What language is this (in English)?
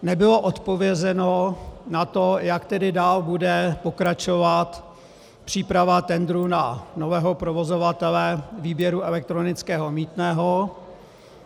Czech